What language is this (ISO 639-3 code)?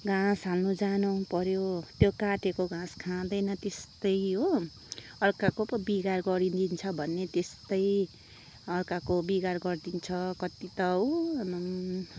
nep